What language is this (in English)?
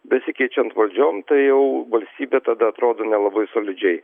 Lithuanian